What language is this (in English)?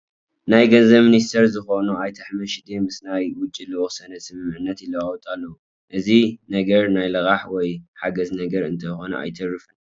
Tigrinya